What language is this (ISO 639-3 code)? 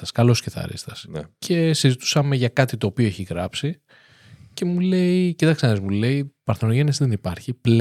ell